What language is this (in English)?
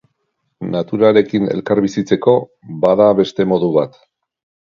Basque